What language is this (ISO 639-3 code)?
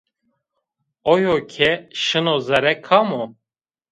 zza